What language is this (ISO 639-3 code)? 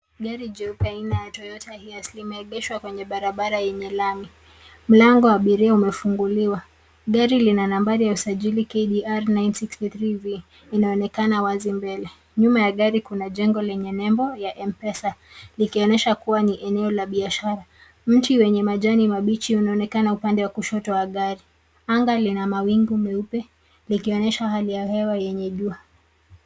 swa